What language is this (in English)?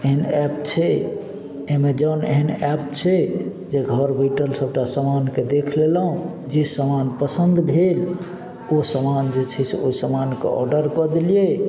Maithili